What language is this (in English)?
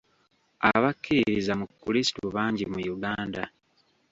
Ganda